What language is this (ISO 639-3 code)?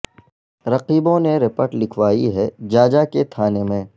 urd